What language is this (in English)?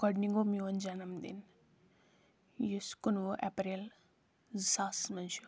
Kashmiri